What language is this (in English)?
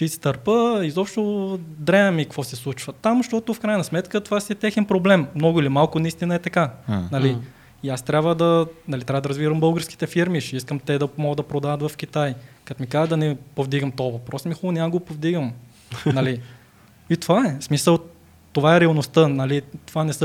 Bulgarian